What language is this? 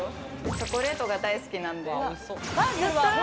Japanese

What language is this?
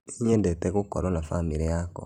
Kikuyu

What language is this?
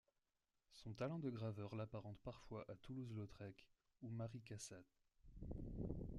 French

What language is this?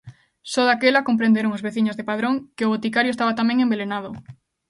Galician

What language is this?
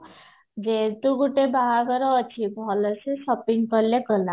Odia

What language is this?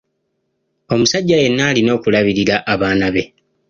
Ganda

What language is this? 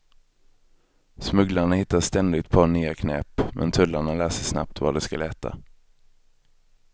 Swedish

